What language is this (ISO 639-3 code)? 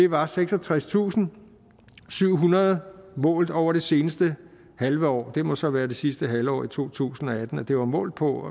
dan